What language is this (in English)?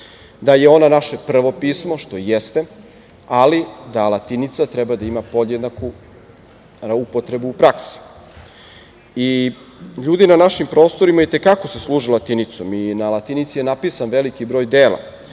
Serbian